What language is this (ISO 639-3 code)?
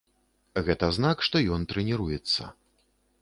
bel